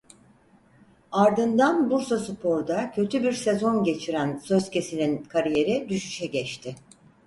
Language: Turkish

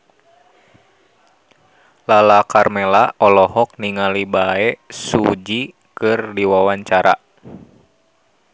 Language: Sundanese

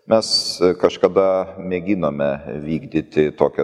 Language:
Lithuanian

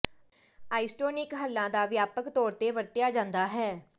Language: Punjabi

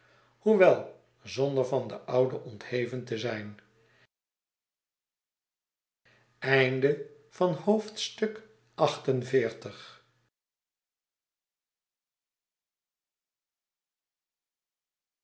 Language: Dutch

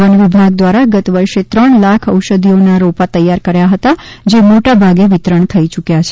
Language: Gujarati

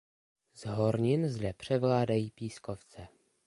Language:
Czech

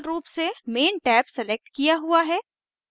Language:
Hindi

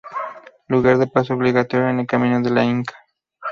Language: Spanish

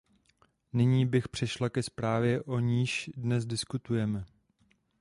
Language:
Czech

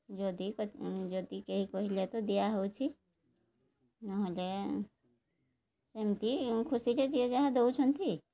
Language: Odia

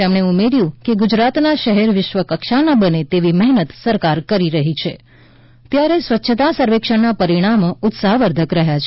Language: Gujarati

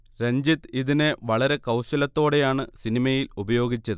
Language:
Malayalam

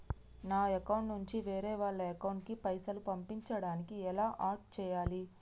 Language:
Telugu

